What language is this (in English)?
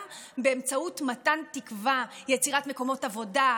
Hebrew